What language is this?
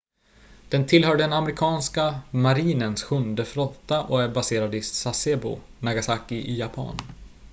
Swedish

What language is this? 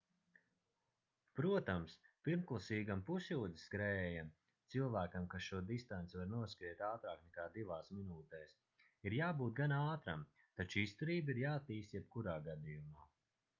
Latvian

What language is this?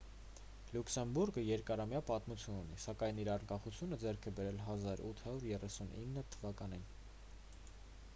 Armenian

